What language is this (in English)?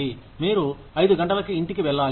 Telugu